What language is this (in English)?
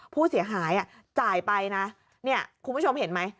Thai